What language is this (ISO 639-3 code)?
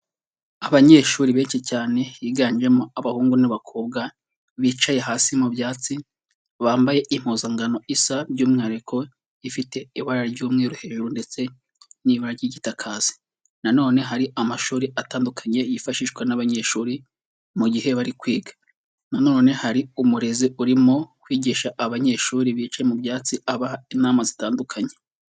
kin